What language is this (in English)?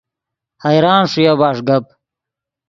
Yidgha